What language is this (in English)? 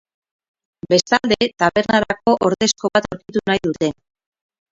Basque